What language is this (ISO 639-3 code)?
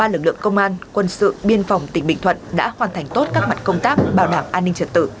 vie